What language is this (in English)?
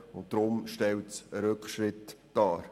Swiss German